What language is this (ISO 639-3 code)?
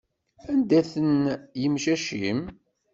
kab